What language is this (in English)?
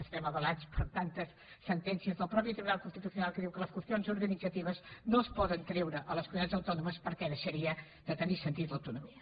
Catalan